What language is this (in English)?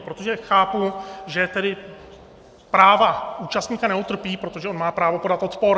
Czech